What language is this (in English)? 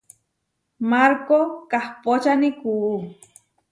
Huarijio